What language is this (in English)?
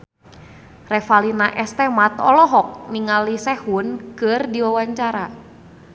Sundanese